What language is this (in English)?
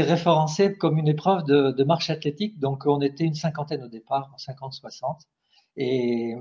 French